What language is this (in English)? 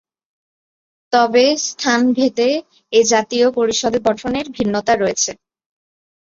Bangla